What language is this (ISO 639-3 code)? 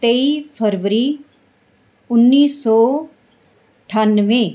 pan